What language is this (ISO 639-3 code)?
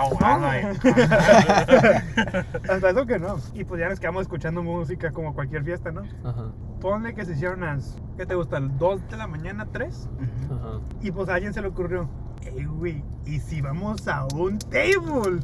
spa